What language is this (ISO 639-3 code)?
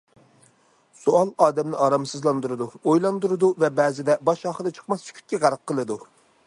uig